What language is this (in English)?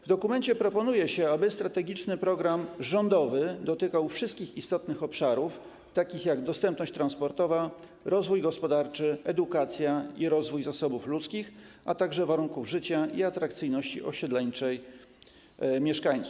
Polish